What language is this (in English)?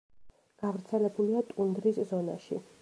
Georgian